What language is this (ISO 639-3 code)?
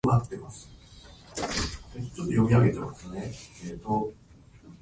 jpn